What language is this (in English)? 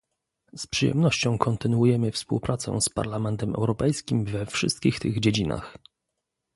Polish